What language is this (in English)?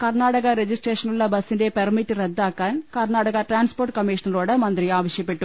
Malayalam